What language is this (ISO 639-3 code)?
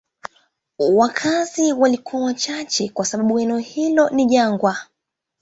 swa